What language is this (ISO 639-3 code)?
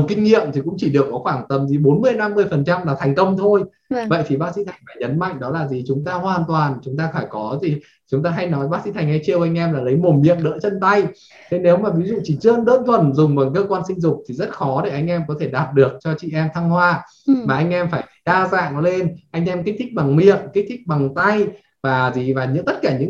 vie